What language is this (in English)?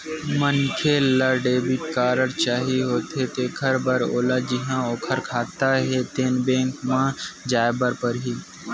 Chhattisgarhi